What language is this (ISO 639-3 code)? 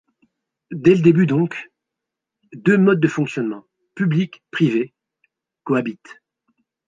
fra